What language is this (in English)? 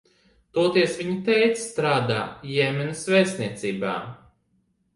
Latvian